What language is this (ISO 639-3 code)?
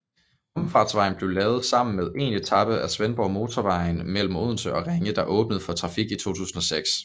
dan